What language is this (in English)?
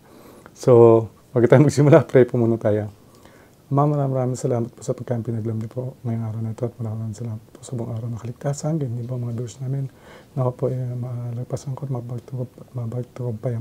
Filipino